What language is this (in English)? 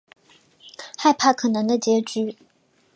Chinese